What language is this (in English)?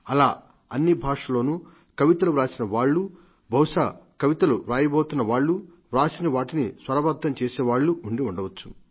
Telugu